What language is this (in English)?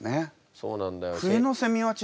Japanese